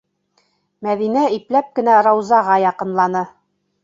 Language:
Bashkir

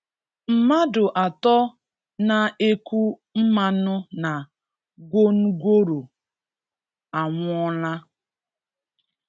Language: Igbo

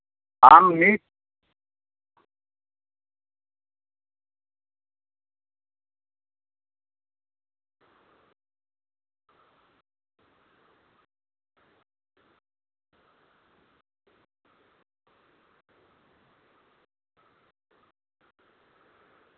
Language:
Santali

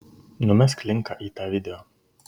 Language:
Lithuanian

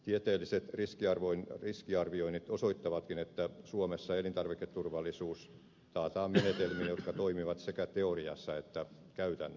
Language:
Finnish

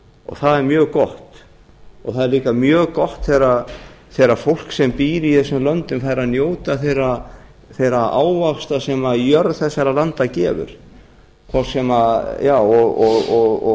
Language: Icelandic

